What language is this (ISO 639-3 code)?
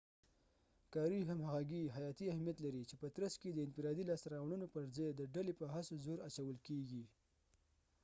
pus